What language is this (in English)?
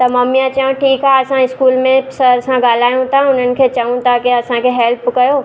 Sindhi